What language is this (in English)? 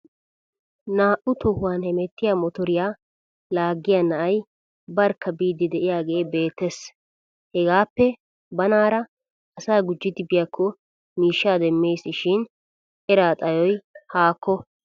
Wolaytta